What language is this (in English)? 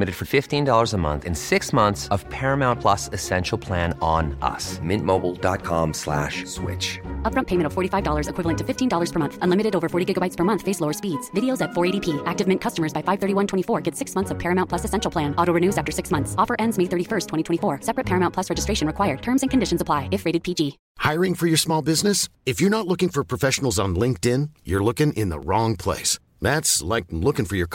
Persian